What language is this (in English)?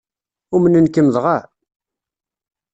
Kabyle